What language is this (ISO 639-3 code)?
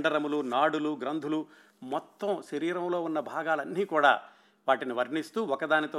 tel